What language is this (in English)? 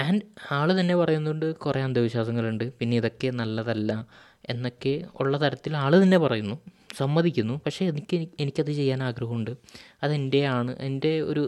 Malayalam